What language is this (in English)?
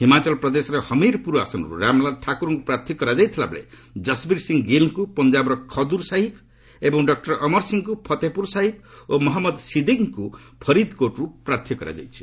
Odia